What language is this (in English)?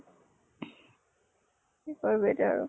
Assamese